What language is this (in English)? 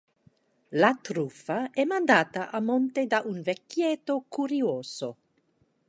Italian